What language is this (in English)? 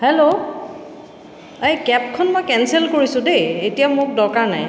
Assamese